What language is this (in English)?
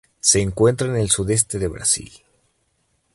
Spanish